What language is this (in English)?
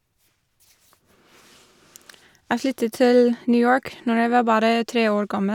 Norwegian